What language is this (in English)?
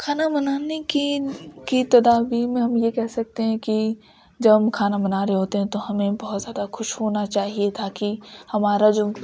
Urdu